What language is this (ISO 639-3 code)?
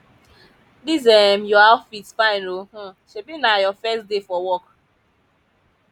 pcm